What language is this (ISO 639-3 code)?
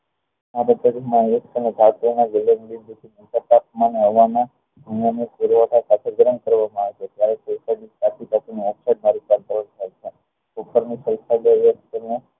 guj